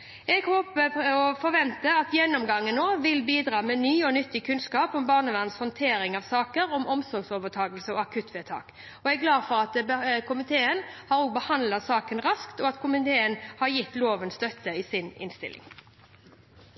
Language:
Norwegian Bokmål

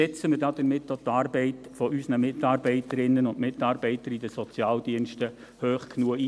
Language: Swiss German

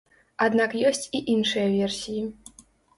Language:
Belarusian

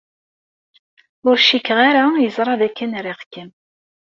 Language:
Kabyle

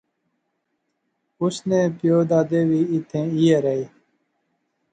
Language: Pahari-Potwari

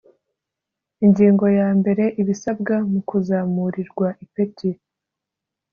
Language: Kinyarwanda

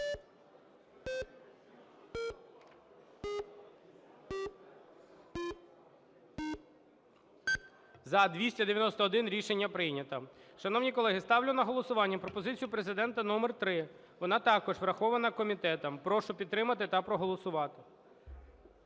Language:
Ukrainian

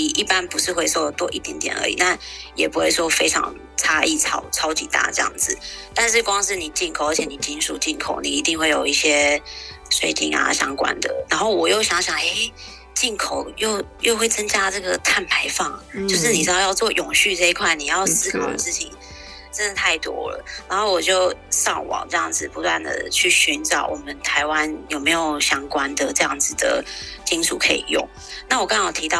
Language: Chinese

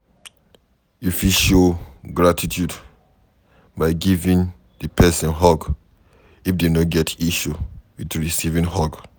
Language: Nigerian Pidgin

